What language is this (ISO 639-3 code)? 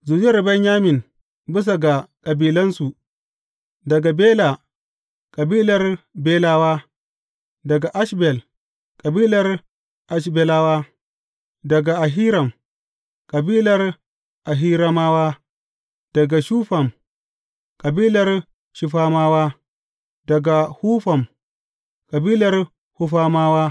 hau